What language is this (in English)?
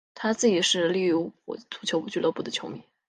Chinese